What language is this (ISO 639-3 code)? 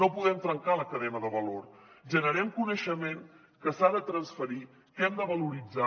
cat